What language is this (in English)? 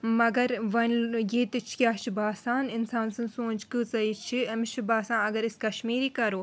Kashmiri